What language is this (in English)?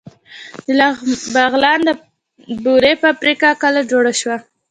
Pashto